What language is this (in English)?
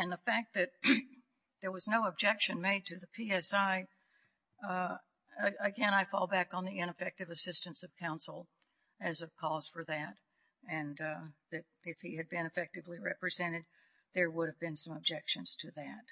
English